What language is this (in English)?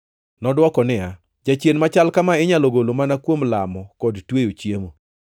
Luo (Kenya and Tanzania)